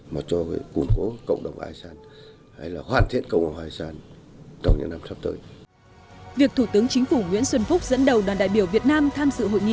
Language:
Vietnamese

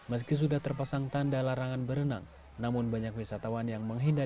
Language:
Indonesian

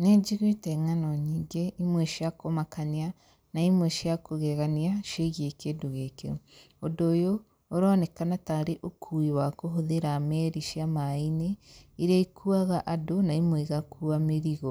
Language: Kikuyu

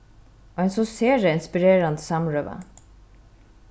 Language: Faroese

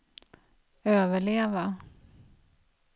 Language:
Swedish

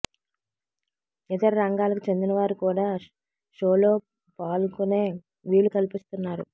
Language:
Telugu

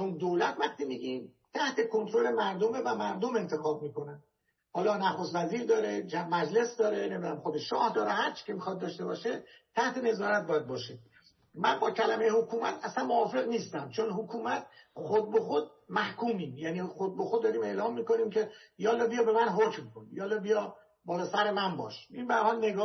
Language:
Persian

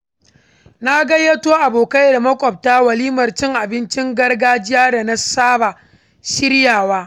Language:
Hausa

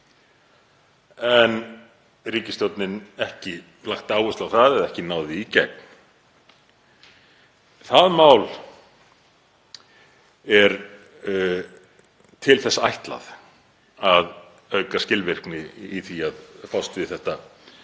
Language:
Icelandic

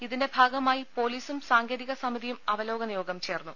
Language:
Malayalam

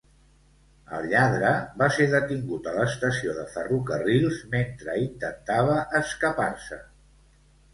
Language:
Catalan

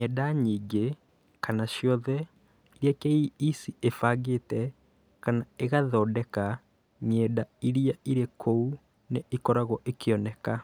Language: Kikuyu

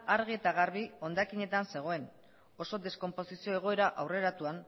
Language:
Basque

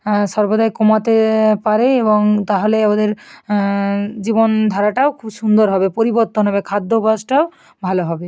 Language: Bangla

